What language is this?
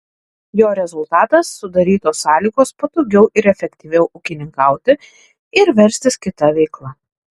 Lithuanian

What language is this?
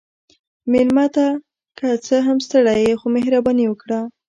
Pashto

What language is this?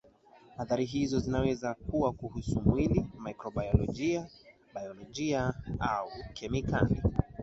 Swahili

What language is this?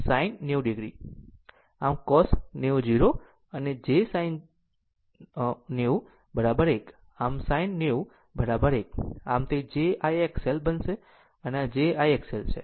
Gujarati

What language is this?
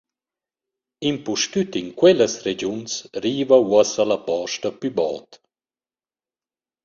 Romansh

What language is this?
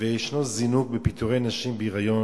Hebrew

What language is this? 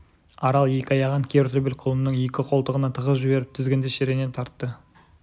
Kazakh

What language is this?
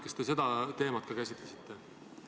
Estonian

